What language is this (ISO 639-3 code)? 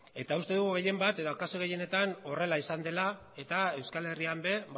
eus